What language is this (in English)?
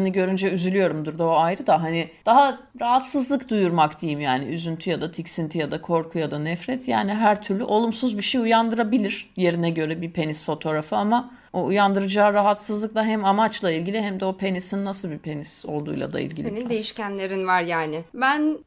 Turkish